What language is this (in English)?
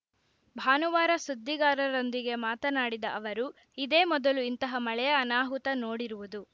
Kannada